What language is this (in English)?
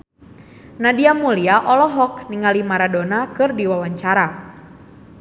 Sundanese